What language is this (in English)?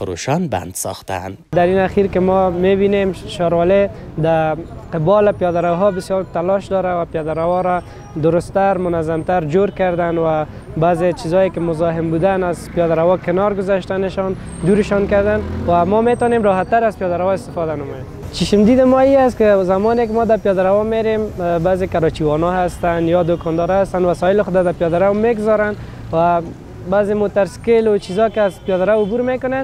Persian